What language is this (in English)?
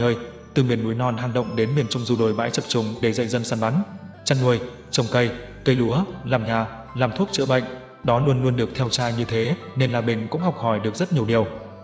Vietnamese